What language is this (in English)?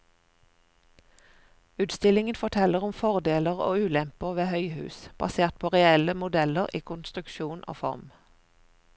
Norwegian